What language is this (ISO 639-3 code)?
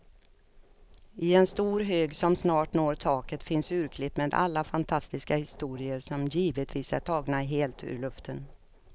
swe